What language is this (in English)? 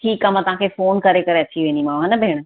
Sindhi